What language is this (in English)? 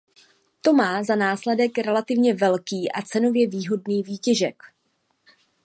Czech